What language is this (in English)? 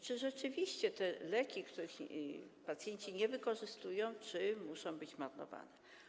Polish